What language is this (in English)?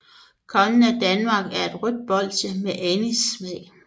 Danish